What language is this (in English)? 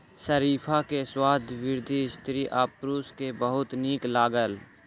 Maithili